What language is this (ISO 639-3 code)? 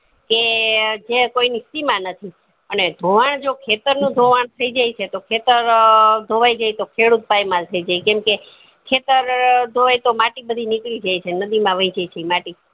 guj